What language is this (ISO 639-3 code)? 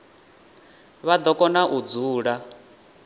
ven